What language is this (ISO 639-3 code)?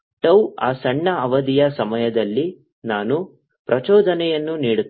kan